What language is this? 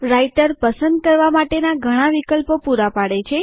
Gujarati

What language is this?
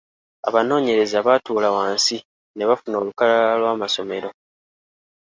Ganda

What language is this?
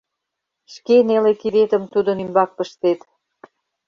Mari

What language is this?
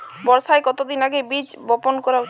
Bangla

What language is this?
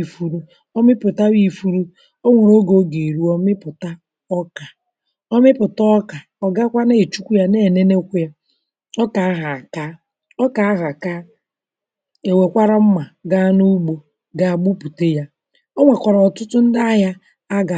Igbo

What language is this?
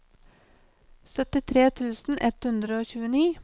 Norwegian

